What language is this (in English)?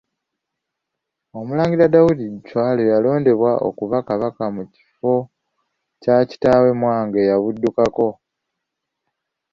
Ganda